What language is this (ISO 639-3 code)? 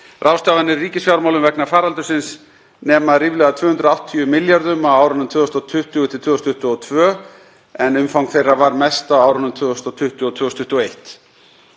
isl